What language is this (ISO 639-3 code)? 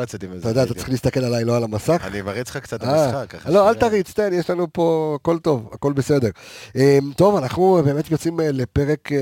heb